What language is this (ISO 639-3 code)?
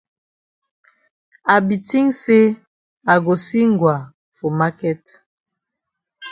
wes